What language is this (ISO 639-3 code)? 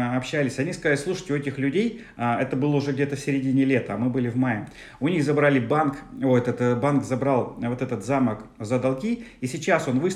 rus